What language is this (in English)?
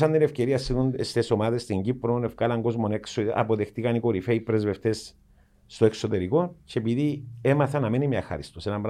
Greek